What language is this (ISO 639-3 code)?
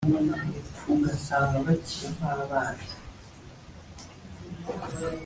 kin